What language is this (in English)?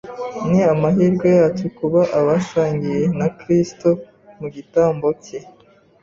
Kinyarwanda